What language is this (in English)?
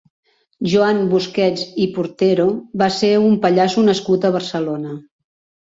Catalan